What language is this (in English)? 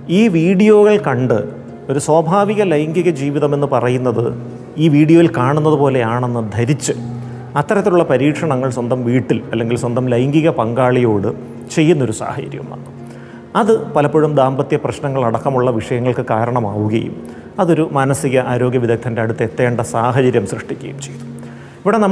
Malayalam